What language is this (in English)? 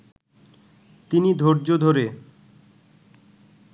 Bangla